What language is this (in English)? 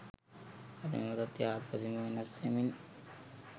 Sinhala